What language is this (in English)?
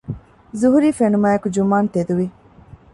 Divehi